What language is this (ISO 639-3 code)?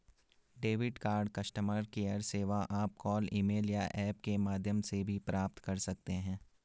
hin